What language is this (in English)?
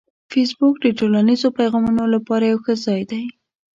Pashto